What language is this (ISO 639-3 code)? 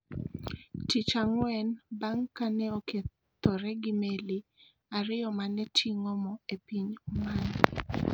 luo